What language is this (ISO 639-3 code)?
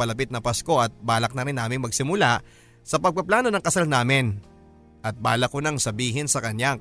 fil